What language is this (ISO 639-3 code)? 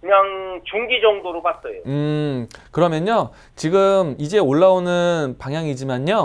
kor